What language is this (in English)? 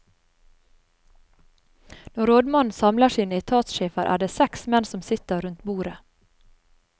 Norwegian